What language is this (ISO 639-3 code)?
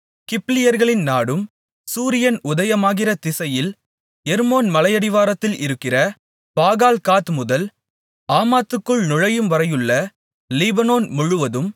tam